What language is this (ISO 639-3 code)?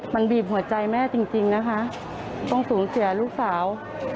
tha